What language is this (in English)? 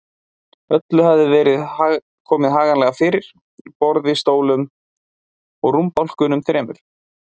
Icelandic